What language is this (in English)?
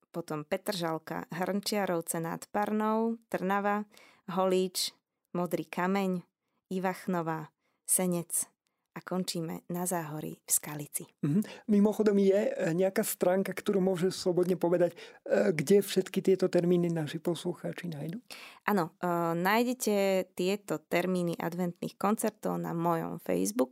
Slovak